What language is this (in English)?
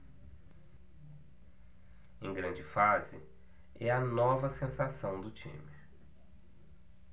Portuguese